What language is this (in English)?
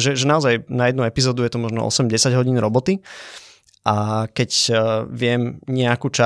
Slovak